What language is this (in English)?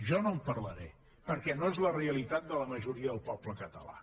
Catalan